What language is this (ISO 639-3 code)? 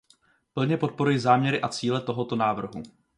ces